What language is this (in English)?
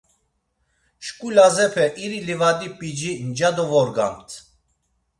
Laz